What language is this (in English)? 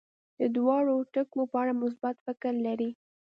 Pashto